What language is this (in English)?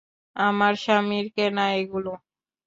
Bangla